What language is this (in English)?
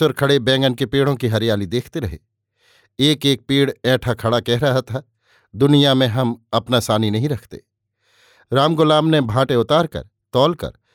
Hindi